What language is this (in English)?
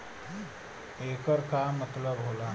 Bhojpuri